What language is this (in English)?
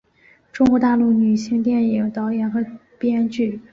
Chinese